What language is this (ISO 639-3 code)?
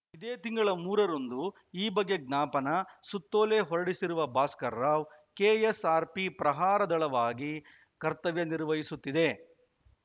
kan